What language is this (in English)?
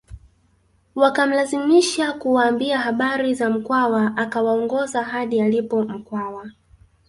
Swahili